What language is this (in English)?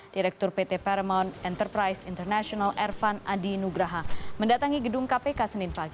Indonesian